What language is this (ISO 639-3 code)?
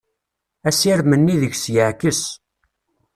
kab